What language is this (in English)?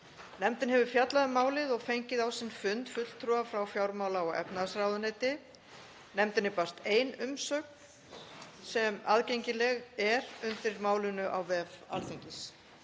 Icelandic